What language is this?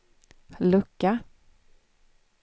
Swedish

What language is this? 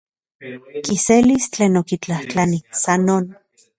Central Puebla Nahuatl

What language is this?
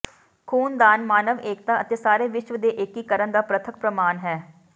Punjabi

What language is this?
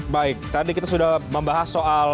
Indonesian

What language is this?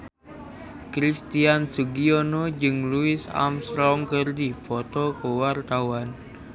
Sundanese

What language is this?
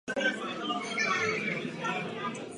Czech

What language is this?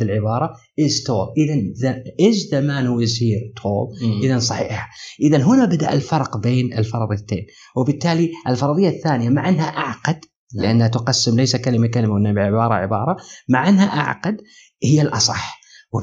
Arabic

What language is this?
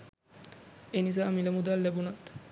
Sinhala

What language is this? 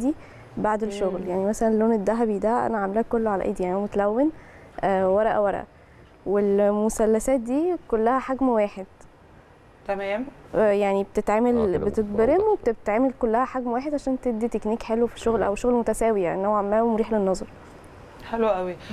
Arabic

